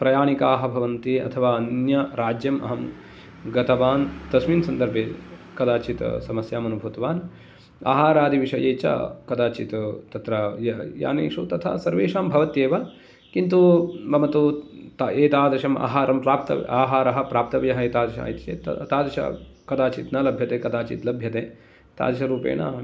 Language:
Sanskrit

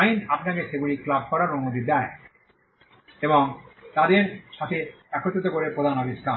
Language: Bangla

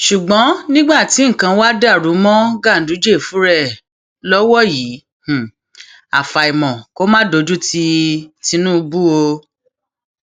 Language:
Yoruba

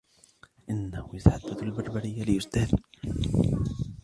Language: Arabic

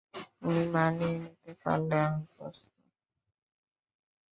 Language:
Bangla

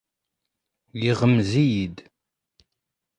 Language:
Kabyle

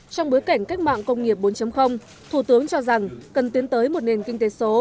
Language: Vietnamese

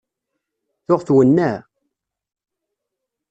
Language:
Kabyle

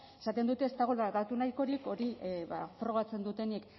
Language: Basque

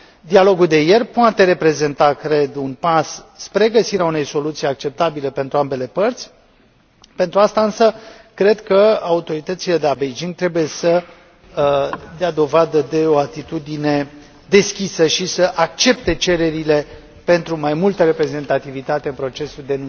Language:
Romanian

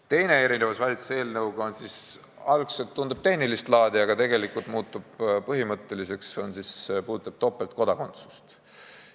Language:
Estonian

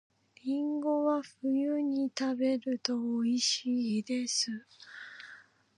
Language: Japanese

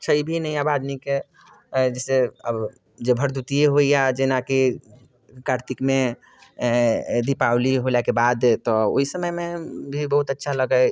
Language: Maithili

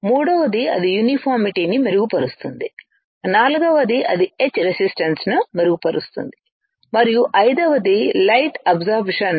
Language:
Telugu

